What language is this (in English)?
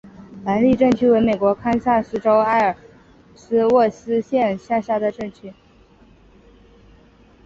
Chinese